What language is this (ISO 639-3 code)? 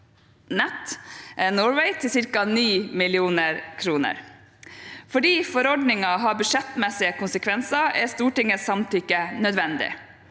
nor